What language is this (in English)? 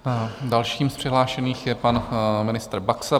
Czech